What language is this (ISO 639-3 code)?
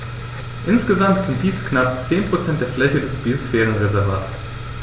deu